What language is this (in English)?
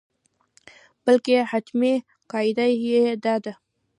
Pashto